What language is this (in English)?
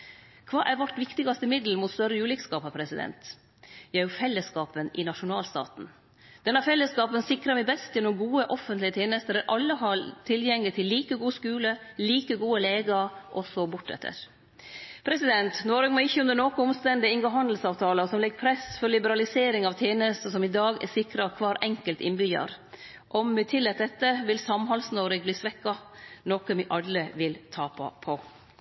Norwegian Nynorsk